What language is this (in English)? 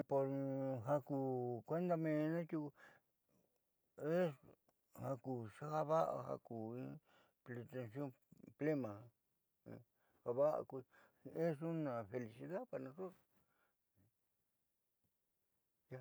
Southeastern Nochixtlán Mixtec